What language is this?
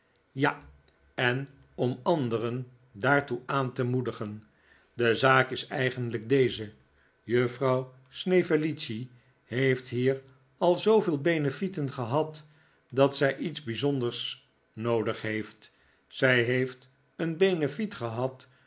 Dutch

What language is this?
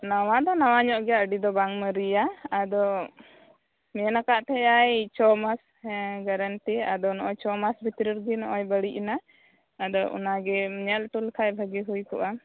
Santali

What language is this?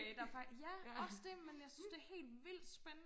Danish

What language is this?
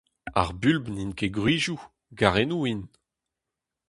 Breton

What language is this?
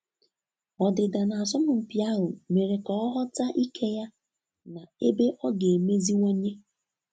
Igbo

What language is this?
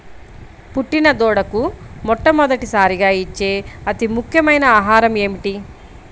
Telugu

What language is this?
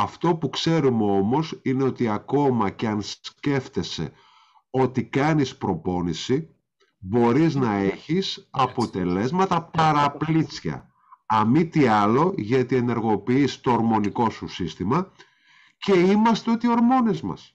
Greek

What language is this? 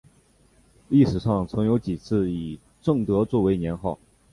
Chinese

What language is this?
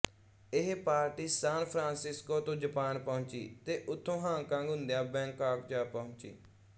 Punjabi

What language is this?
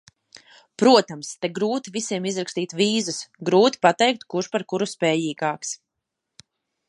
Latvian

